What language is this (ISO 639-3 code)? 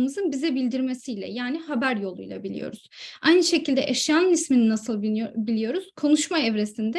tur